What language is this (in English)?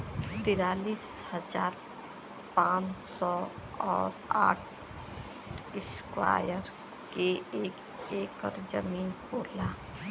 Bhojpuri